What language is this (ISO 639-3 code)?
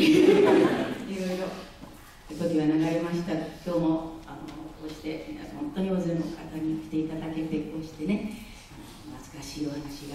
jpn